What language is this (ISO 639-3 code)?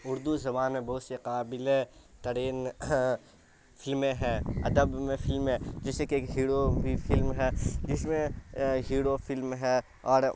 urd